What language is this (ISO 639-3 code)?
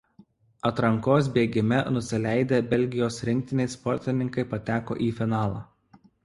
lit